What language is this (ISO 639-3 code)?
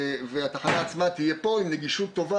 heb